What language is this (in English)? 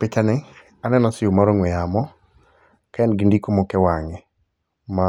Luo (Kenya and Tanzania)